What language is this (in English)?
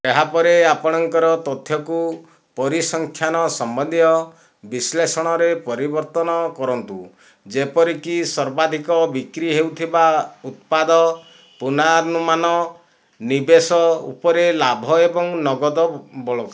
Odia